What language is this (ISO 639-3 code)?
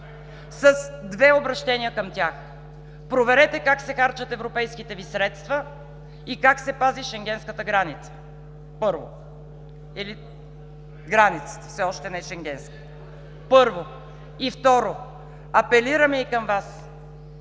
bul